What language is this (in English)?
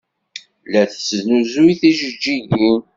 Kabyle